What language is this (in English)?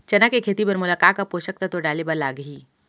Chhattisgarhi